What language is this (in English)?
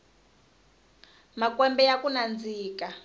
Tsonga